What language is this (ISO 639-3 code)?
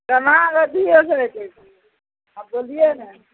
mai